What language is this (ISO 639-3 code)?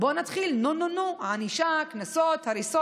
heb